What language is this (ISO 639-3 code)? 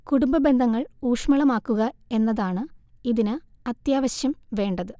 mal